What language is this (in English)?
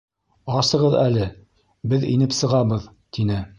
Bashkir